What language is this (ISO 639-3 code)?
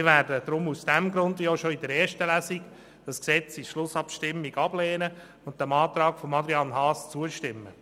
gsw